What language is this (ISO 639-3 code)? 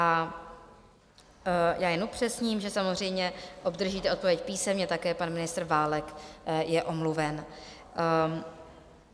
ces